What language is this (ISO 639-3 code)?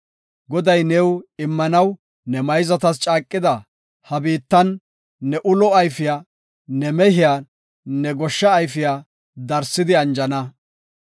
gof